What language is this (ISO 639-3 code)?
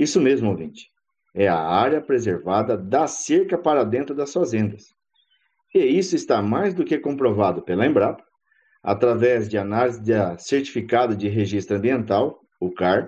por